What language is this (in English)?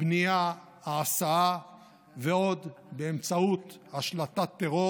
Hebrew